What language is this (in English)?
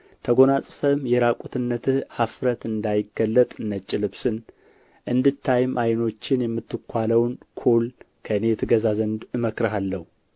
Amharic